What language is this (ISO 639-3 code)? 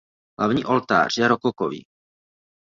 ces